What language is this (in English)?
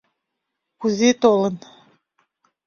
Mari